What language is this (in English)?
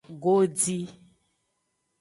Aja (Benin)